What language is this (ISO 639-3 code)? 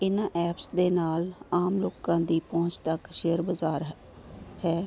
pan